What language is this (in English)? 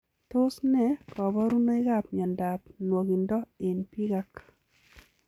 Kalenjin